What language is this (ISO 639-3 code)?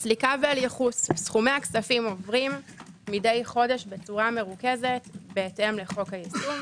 heb